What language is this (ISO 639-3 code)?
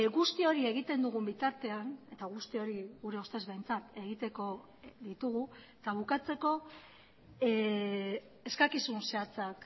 eus